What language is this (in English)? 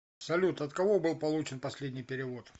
Russian